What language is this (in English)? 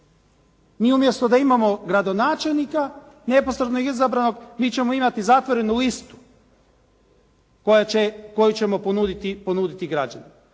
Croatian